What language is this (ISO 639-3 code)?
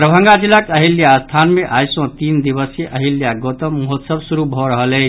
mai